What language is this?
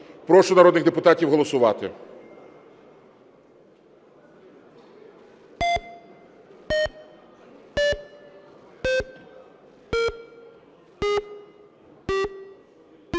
Ukrainian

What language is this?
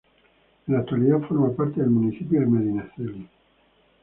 Spanish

